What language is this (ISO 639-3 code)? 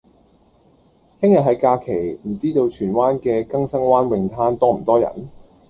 yue